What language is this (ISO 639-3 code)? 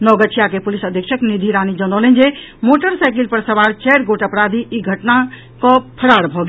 mai